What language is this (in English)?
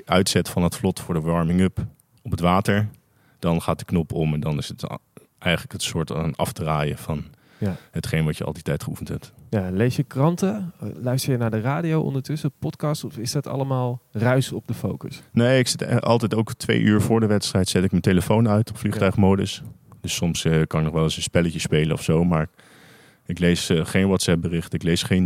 Dutch